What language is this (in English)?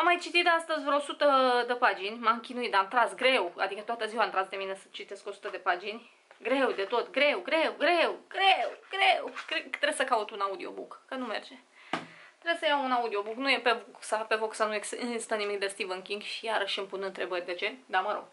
Romanian